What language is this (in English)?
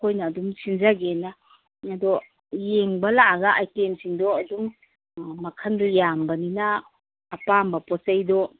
Manipuri